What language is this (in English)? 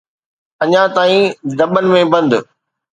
Sindhi